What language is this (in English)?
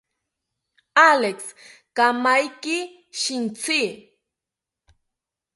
South Ucayali Ashéninka